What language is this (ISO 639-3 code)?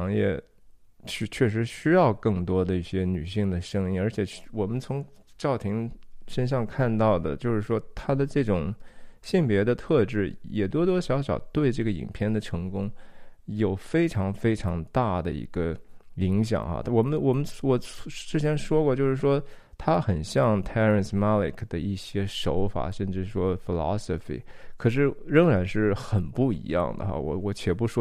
zho